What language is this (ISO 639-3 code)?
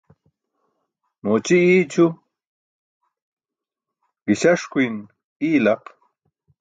bsk